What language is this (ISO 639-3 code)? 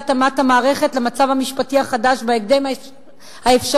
heb